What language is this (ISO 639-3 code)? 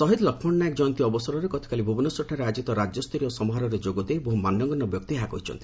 ori